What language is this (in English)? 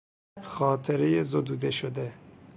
Persian